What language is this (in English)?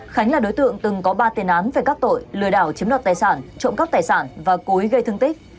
Vietnamese